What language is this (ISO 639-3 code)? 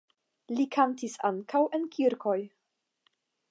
epo